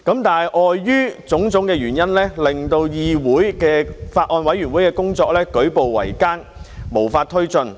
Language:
Cantonese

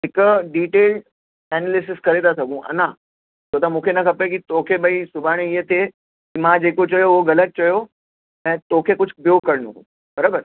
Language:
Sindhi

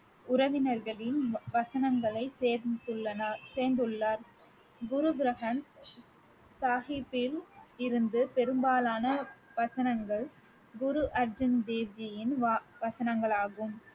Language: Tamil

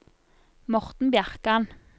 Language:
Norwegian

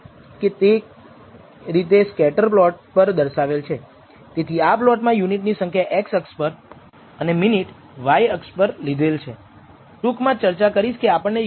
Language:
Gujarati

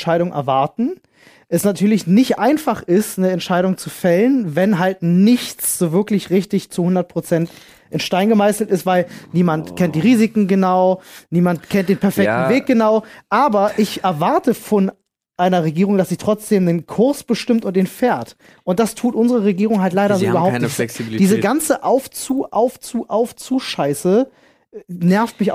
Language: German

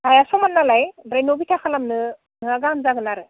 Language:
Bodo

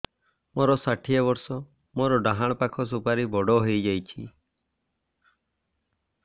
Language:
Odia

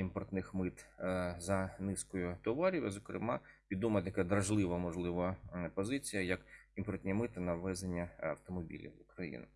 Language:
Ukrainian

